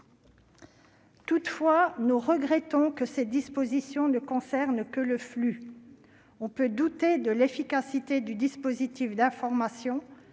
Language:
French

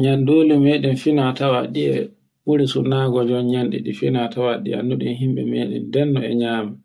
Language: Borgu Fulfulde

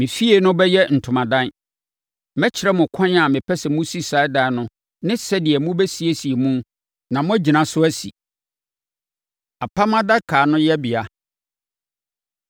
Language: Akan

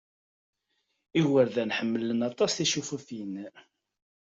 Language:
Kabyle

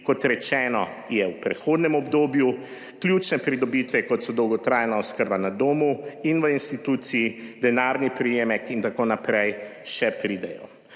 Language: Slovenian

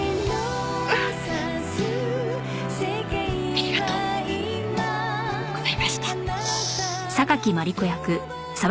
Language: Japanese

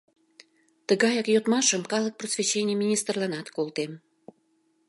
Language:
Mari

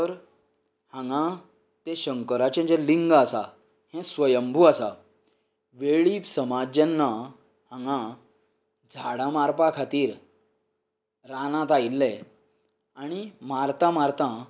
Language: Konkani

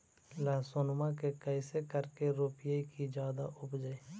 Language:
Magahi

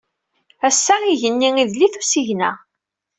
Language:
Kabyle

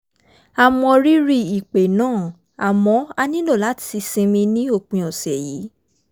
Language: Yoruba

